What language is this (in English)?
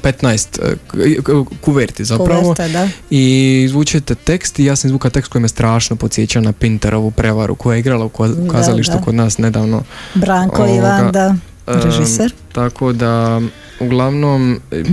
Croatian